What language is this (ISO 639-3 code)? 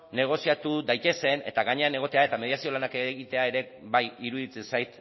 eus